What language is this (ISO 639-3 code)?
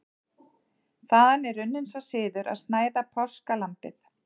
isl